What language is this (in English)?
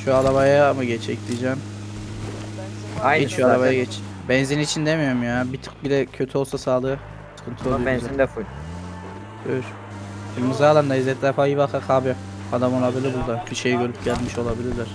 Turkish